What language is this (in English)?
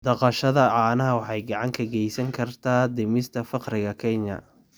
Somali